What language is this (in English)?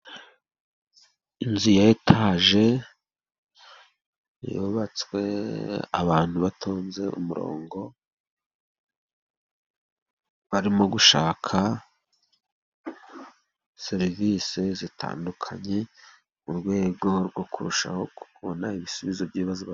Kinyarwanda